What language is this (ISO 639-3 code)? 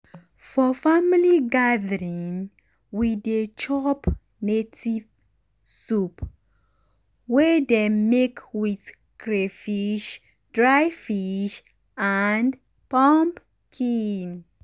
pcm